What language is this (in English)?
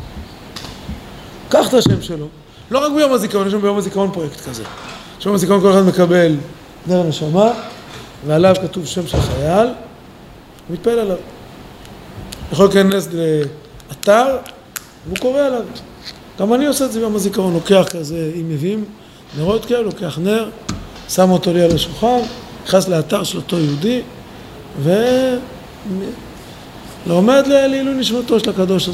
Hebrew